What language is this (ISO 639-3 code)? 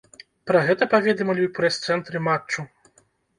bel